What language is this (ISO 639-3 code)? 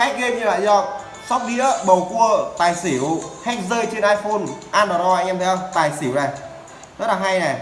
vie